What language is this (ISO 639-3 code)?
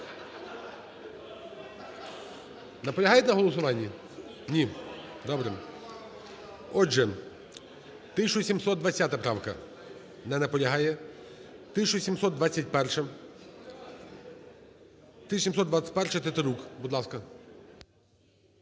ukr